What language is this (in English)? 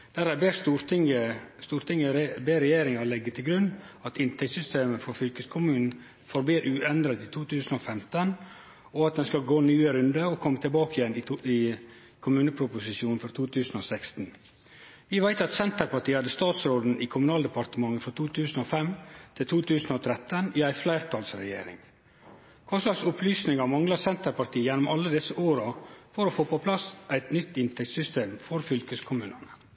Norwegian